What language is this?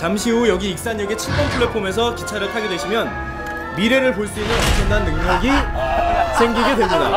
Korean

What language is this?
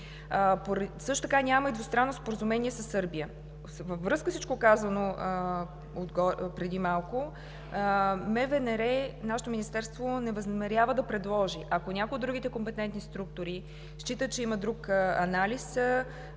Bulgarian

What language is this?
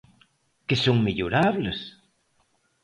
Galician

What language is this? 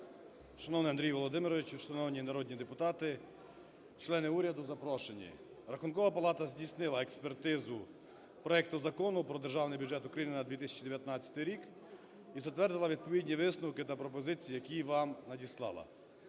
Ukrainian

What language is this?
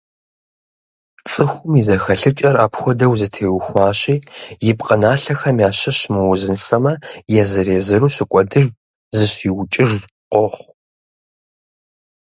Kabardian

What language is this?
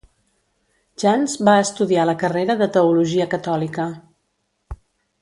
Catalan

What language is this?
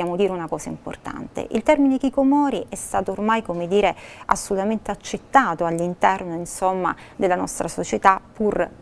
Italian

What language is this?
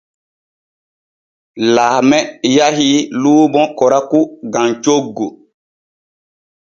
Borgu Fulfulde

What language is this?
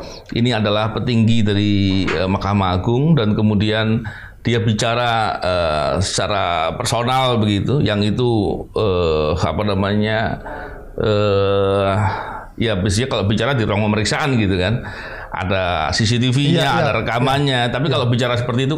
Indonesian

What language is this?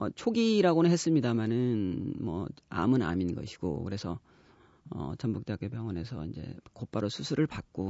Korean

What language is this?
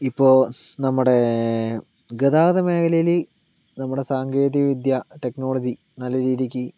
Malayalam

